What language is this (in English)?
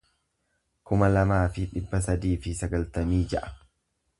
Oromo